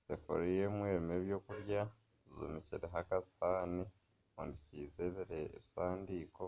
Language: Nyankole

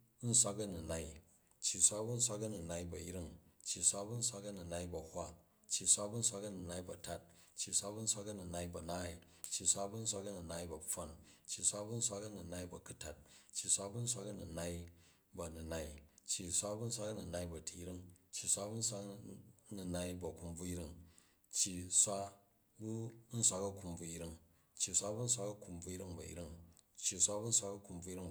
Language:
Jju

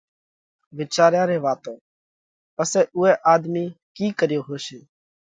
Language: Parkari Koli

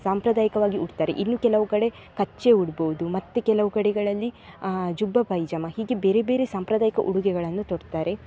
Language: Kannada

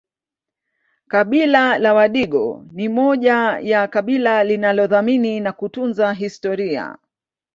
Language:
Swahili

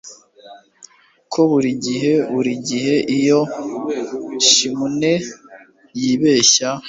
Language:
Kinyarwanda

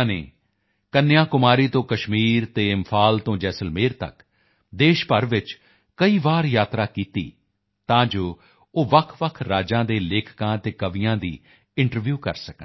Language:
Punjabi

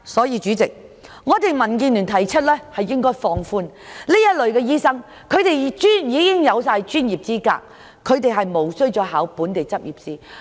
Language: Cantonese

